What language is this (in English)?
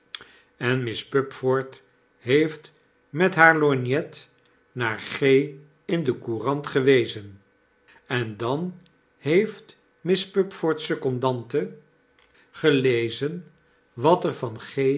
Dutch